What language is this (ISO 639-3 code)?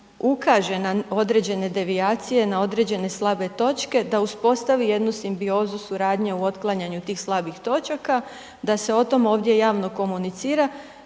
hrv